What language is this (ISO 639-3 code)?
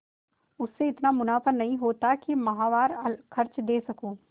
hin